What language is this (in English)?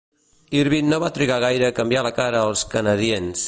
Catalan